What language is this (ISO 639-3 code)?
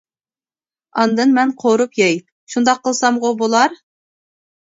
uig